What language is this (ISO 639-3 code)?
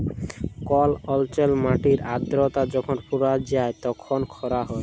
ben